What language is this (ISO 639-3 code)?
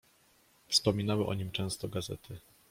pol